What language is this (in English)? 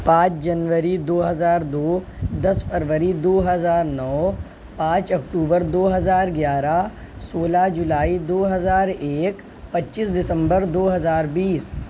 Urdu